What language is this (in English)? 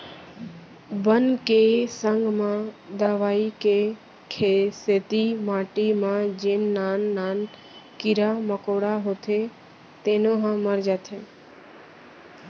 Chhattisgarhi